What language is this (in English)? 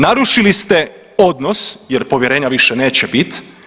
Croatian